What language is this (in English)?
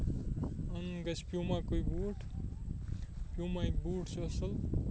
Kashmiri